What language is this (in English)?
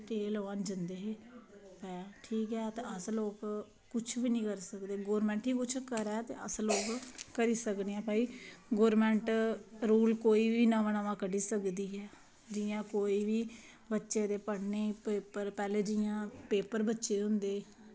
Dogri